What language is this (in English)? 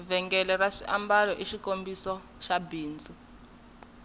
Tsonga